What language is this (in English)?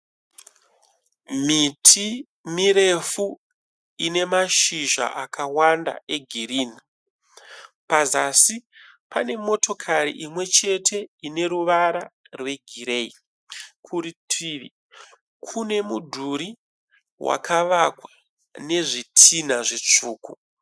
Shona